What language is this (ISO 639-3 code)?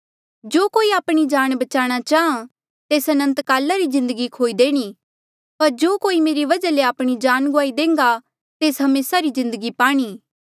mjl